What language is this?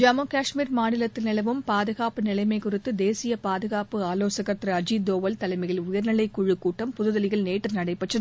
Tamil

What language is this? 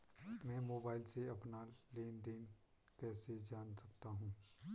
Hindi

